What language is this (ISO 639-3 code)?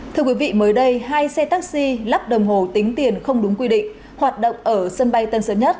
vie